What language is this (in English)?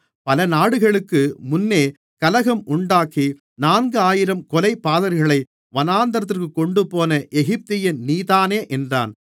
Tamil